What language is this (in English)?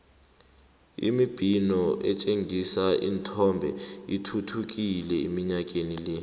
South Ndebele